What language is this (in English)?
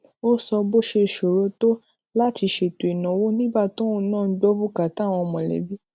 Yoruba